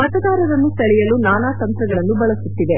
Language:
Kannada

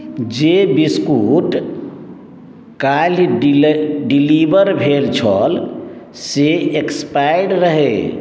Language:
Maithili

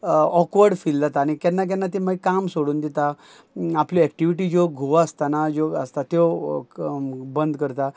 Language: Konkani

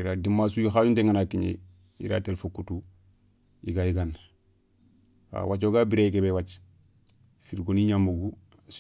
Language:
Soninke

